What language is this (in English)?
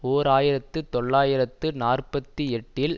Tamil